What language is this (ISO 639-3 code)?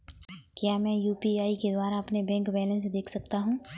hin